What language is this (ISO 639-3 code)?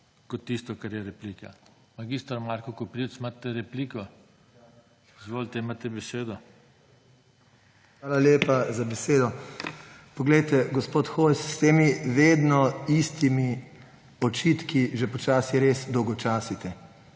slv